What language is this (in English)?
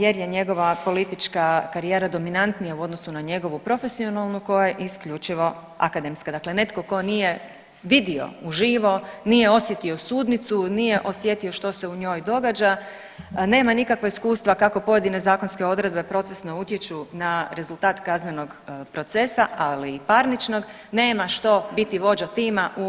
Croatian